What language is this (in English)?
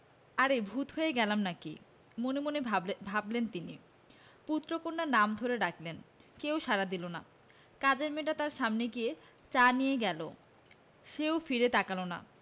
Bangla